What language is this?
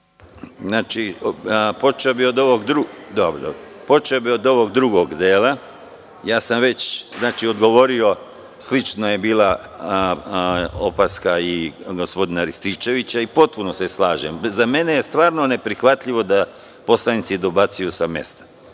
Serbian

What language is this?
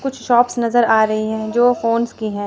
Hindi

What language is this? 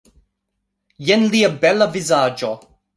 Esperanto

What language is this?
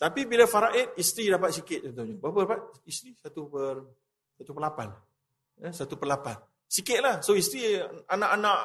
Malay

